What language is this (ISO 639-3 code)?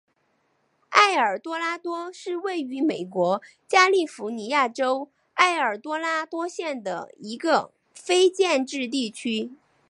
zho